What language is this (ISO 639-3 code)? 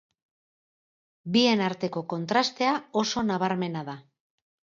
eus